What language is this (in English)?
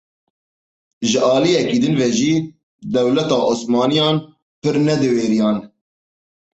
Kurdish